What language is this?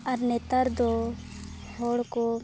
Santali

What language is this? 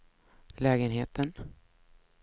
Swedish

